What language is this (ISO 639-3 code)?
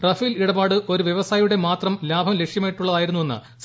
mal